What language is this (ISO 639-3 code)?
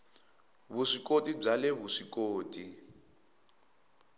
tso